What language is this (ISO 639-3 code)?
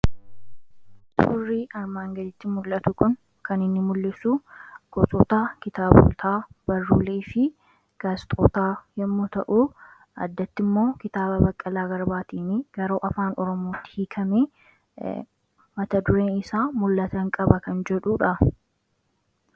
orm